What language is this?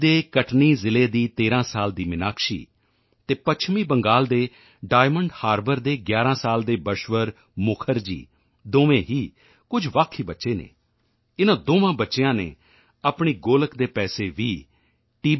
Punjabi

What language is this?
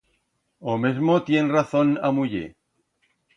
Aragonese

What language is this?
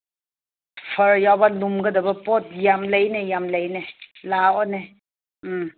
Manipuri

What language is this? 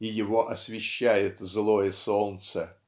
Russian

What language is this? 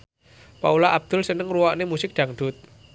Javanese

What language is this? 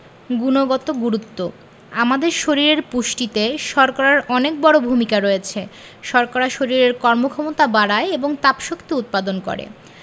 Bangla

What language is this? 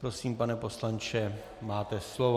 Czech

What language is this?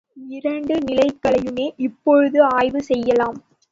Tamil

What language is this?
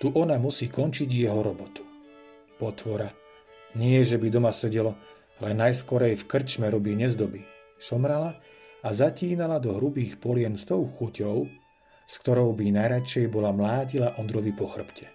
Slovak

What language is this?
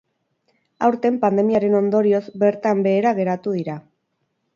Basque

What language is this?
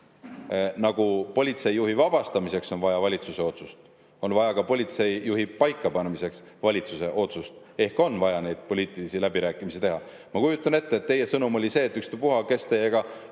Estonian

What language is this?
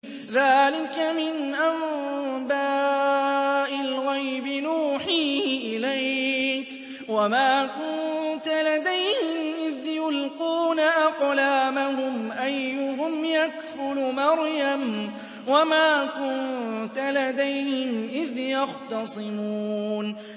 Arabic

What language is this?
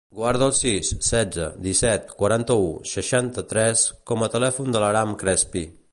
Catalan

